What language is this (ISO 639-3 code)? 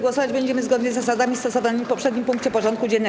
pol